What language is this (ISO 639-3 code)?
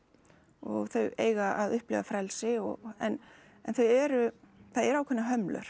isl